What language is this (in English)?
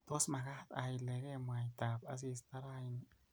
Kalenjin